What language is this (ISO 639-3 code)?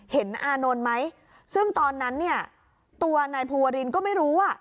tha